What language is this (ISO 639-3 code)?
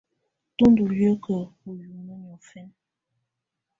tvu